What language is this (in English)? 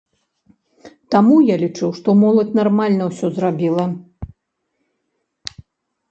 Belarusian